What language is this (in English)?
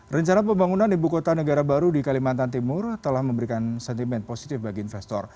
Indonesian